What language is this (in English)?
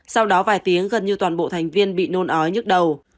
Vietnamese